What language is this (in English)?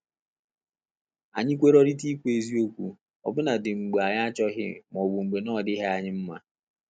Igbo